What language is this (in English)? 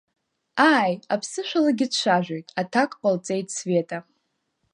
Abkhazian